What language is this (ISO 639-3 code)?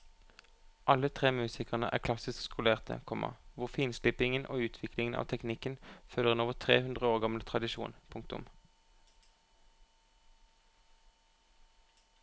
nor